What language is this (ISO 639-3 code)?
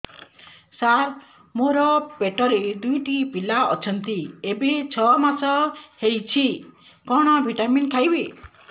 ori